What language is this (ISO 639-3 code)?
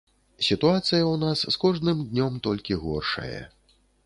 bel